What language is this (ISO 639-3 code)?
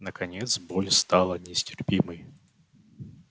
rus